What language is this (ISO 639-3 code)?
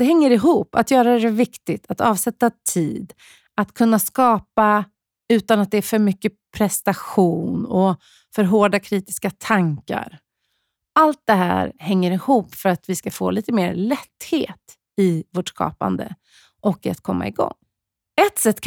swe